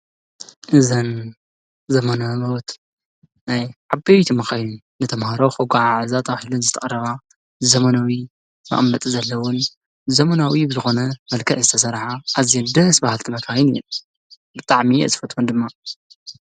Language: Tigrinya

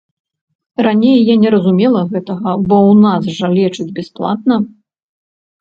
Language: Belarusian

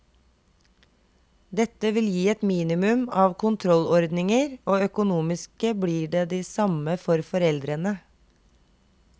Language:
Norwegian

